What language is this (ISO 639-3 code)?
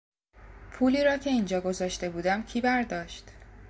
fas